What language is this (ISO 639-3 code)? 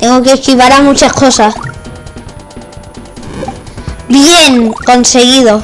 spa